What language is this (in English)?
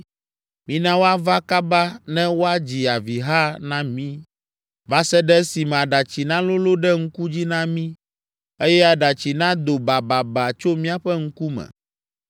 Ewe